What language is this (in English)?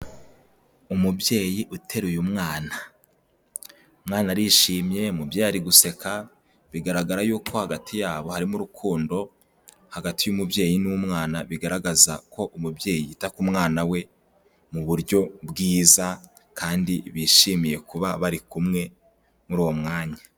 Kinyarwanda